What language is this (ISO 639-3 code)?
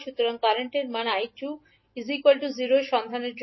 ben